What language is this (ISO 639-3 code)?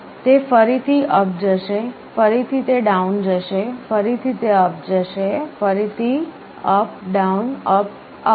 guj